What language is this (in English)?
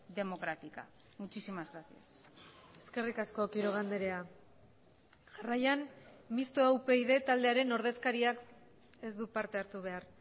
Basque